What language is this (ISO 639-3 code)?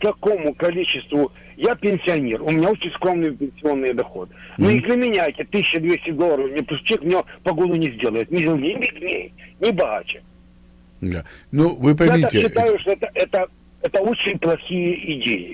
rus